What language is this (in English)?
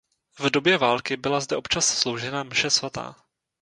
Czech